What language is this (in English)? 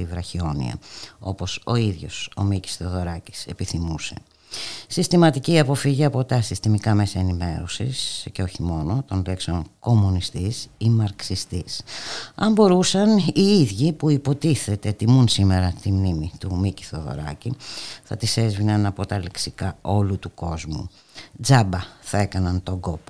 Greek